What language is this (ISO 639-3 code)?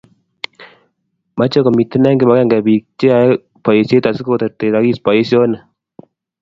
kln